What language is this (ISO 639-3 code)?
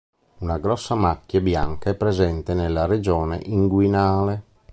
ita